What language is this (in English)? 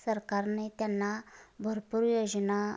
Marathi